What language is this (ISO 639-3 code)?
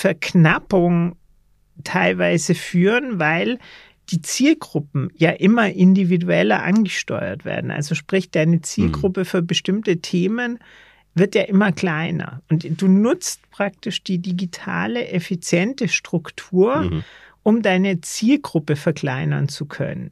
deu